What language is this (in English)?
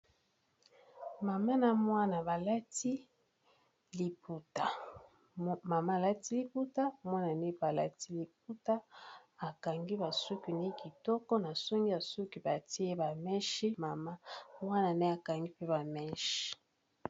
Lingala